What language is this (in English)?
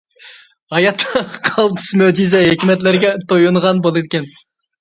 Uyghur